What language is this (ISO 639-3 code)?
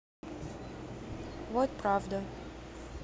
rus